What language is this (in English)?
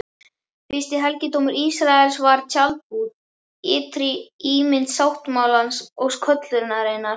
Icelandic